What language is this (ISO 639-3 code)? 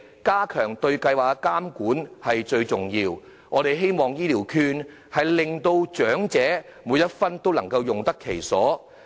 yue